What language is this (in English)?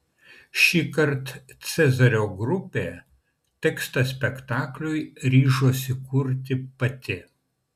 Lithuanian